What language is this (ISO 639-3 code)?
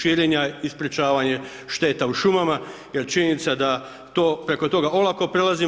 hrv